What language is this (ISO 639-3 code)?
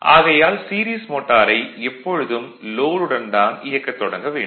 tam